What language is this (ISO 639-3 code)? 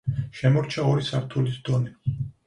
kat